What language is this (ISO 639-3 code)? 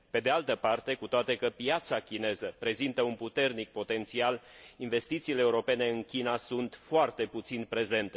ron